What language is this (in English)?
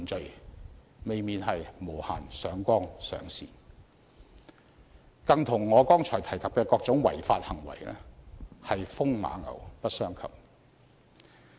Cantonese